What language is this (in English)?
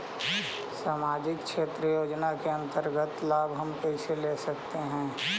Magahi